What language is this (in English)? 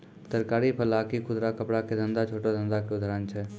Maithili